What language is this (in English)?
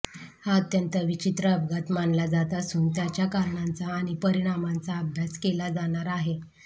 Marathi